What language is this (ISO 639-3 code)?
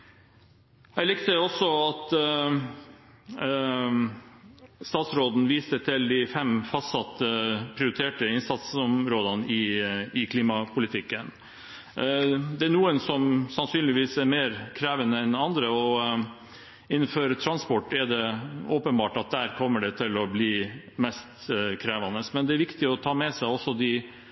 nob